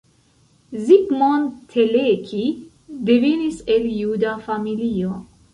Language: Esperanto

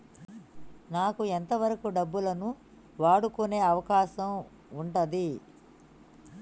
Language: Telugu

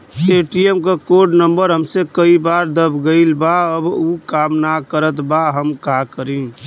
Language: Bhojpuri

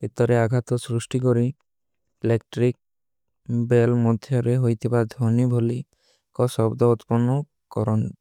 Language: Kui (India)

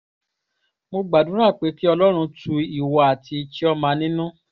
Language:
Yoruba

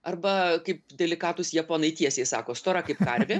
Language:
Lithuanian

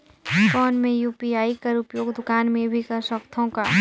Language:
Chhattisgarhi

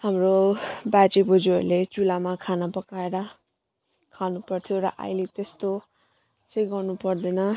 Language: Nepali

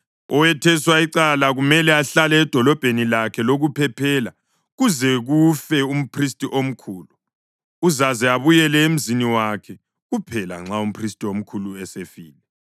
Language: North Ndebele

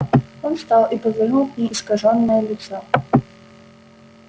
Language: Russian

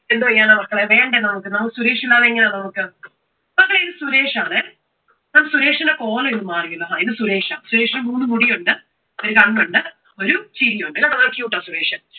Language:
Malayalam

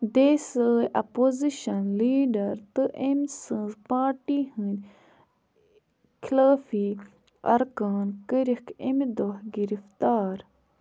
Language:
Kashmiri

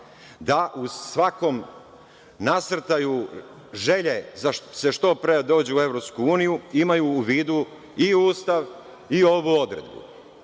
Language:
Serbian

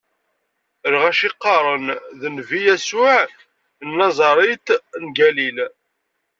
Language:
Kabyle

